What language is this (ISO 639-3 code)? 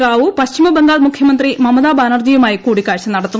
mal